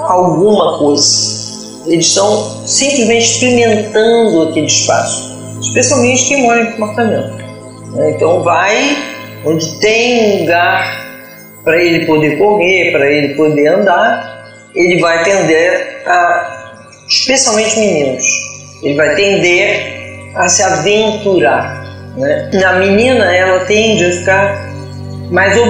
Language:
Portuguese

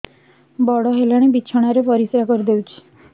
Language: Odia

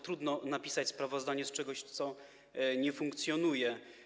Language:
Polish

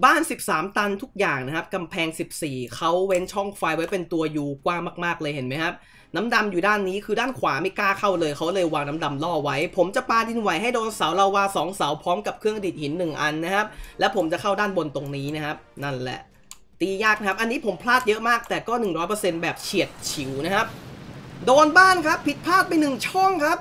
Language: Thai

